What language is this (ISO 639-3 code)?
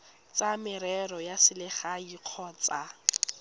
tsn